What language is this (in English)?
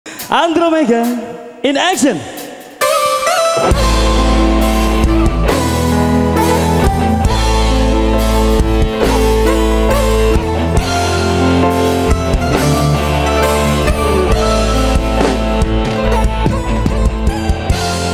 Indonesian